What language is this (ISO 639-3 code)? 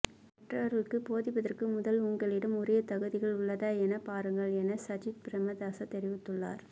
tam